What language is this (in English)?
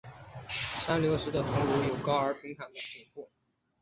Chinese